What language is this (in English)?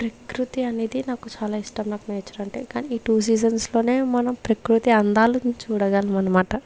Telugu